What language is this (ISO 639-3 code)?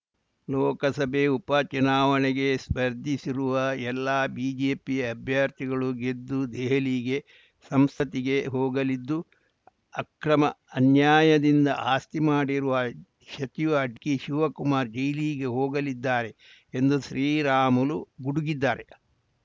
kan